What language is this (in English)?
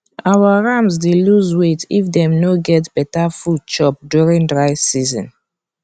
Nigerian Pidgin